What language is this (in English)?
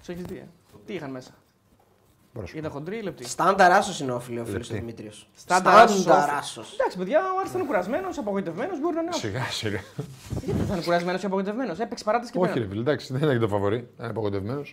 Greek